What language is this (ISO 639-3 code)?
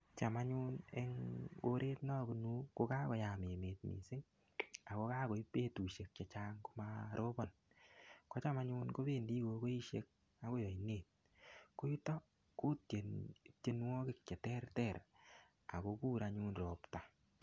kln